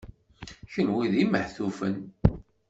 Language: Kabyle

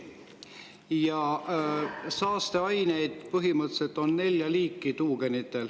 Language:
Estonian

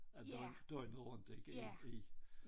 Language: Danish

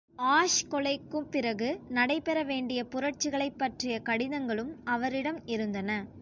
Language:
Tamil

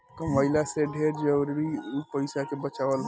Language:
Bhojpuri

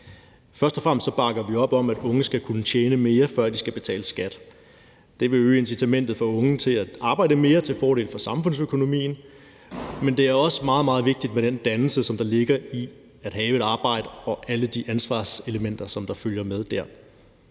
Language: Danish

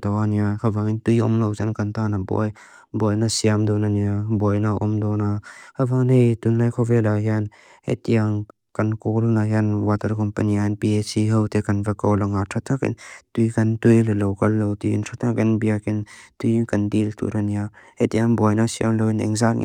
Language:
Mizo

